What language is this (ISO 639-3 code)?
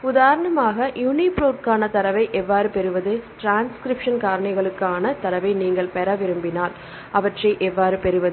tam